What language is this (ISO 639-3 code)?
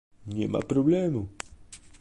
pol